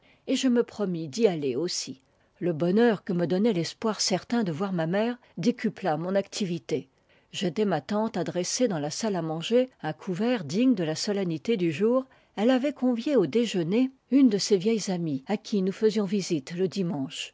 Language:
French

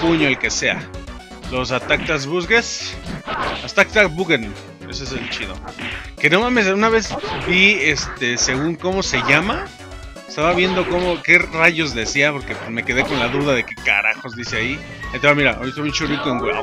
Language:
Spanish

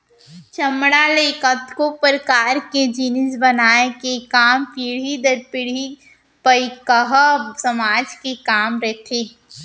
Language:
Chhattisgarhi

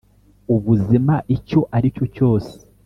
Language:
Kinyarwanda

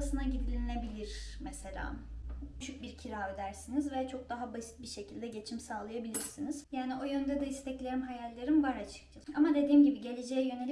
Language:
Turkish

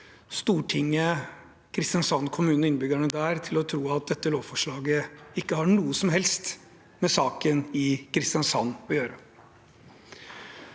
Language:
Norwegian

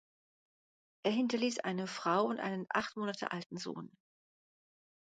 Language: German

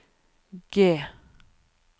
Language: Norwegian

